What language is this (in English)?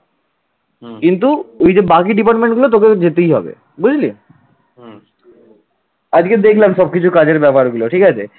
Bangla